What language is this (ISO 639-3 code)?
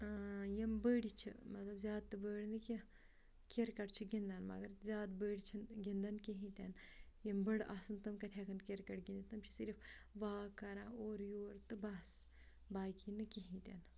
kas